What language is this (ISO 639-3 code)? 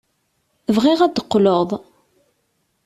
kab